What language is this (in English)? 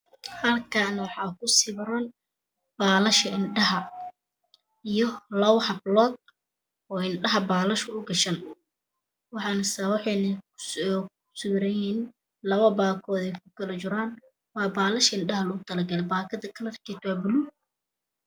Somali